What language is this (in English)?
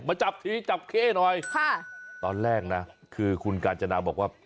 Thai